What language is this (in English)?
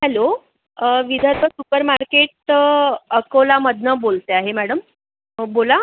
Marathi